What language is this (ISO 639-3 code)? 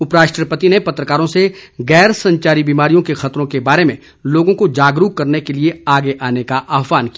hin